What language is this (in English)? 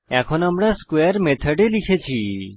Bangla